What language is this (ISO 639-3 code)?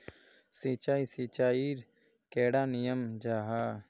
mag